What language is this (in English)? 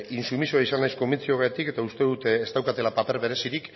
Basque